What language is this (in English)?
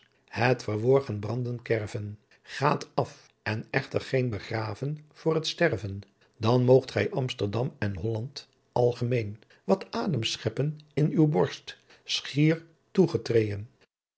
Dutch